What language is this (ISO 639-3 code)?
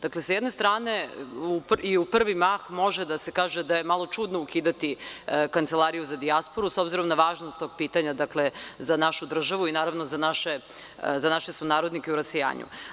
srp